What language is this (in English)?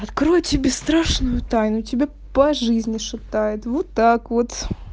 Russian